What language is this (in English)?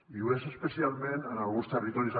Catalan